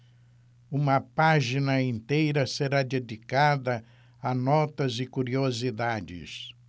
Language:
Portuguese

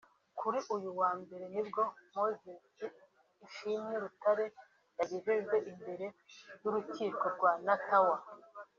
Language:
Kinyarwanda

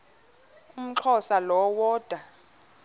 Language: Xhosa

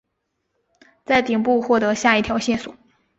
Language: Chinese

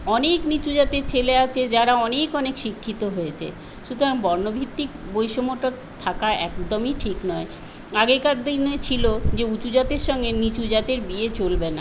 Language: Bangla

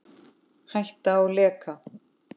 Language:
Icelandic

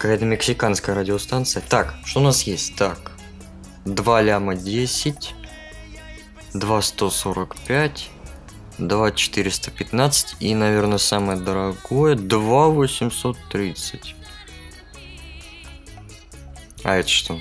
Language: Russian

